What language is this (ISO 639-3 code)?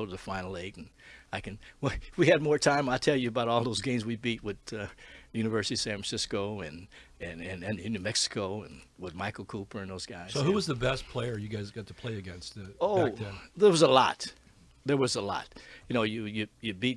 eng